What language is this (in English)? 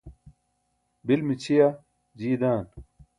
Burushaski